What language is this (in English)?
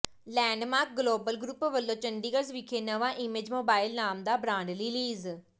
Punjabi